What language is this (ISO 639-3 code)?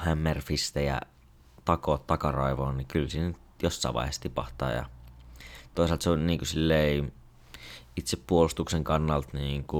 fin